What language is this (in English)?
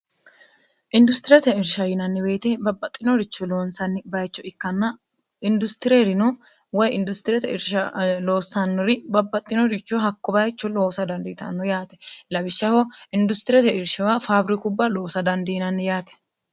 Sidamo